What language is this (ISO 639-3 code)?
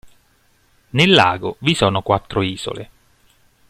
ita